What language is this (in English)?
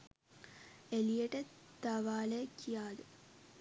Sinhala